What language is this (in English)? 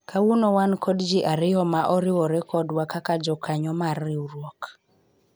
Luo (Kenya and Tanzania)